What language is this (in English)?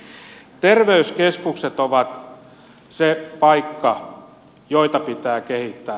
Finnish